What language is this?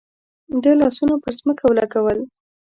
Pashto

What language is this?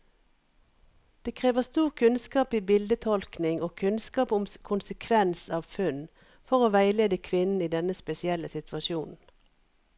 Norwegian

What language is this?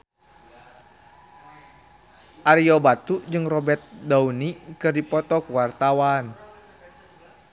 Sundanese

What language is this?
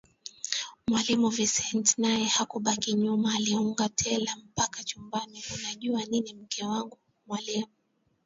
Swahili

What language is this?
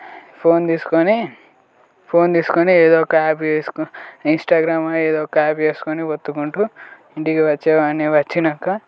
Telugu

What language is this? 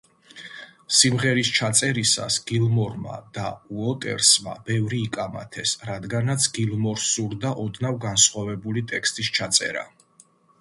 Georgian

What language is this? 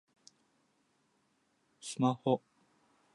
Japanese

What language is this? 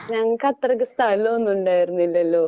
Malayalam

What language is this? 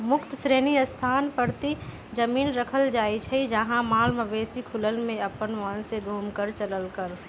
Magahi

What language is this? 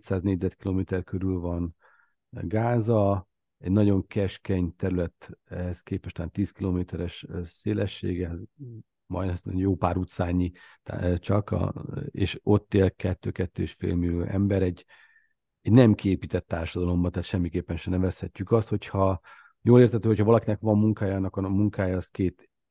Hungarian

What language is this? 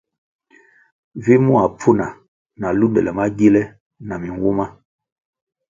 Kwasio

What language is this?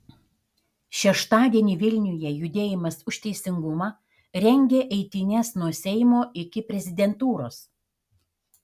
Lithuanian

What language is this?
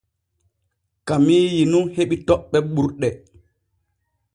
Borgu Fulfulde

